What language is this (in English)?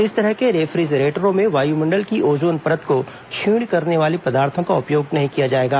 Hindi